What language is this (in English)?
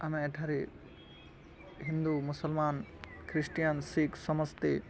Odia